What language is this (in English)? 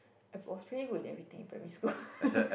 English